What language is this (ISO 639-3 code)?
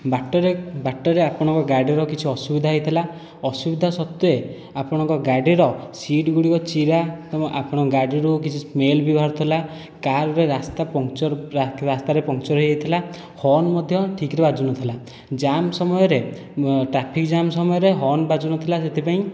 ori